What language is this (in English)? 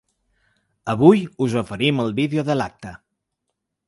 Catalan